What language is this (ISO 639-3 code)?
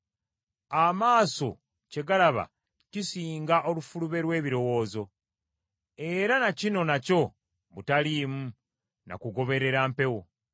lug